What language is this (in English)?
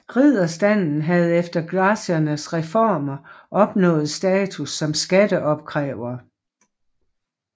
Danish